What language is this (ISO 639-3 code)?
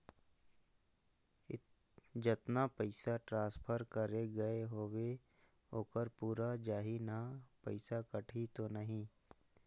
hne